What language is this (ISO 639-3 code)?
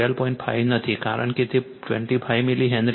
guj